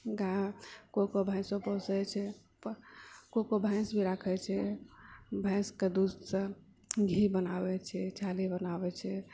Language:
Maithili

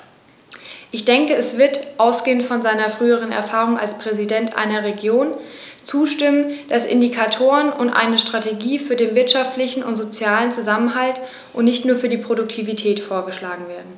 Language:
German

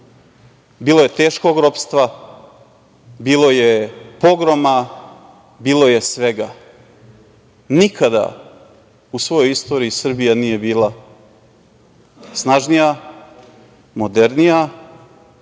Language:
Serbian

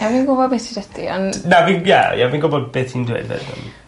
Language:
Welsh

